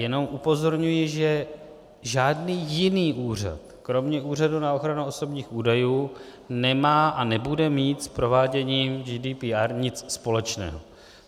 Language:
Czech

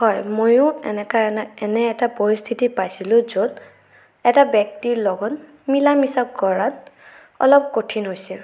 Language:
Assamese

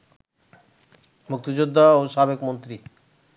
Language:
Bangla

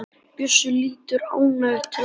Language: Icelandic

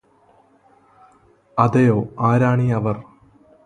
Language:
Malayalam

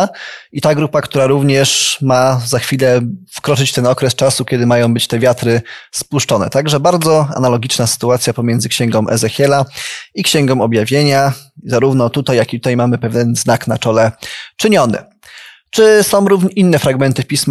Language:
Polish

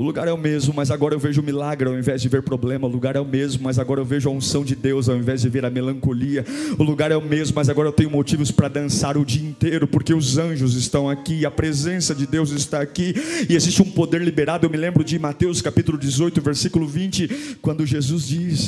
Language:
Portuguese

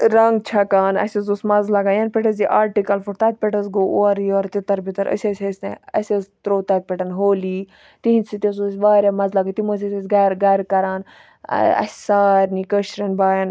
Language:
Kashmiri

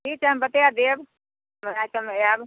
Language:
Maithili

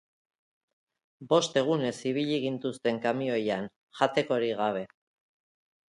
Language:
Basque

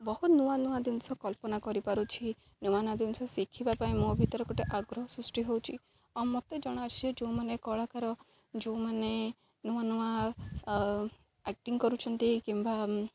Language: Odia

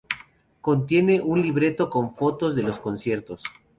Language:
Spanish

